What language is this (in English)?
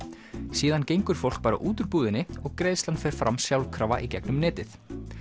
Icelandic